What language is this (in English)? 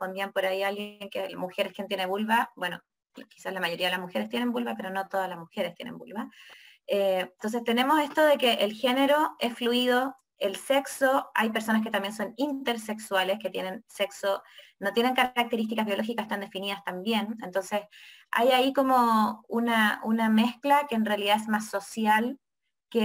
Spanish